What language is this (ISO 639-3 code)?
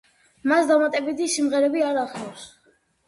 kat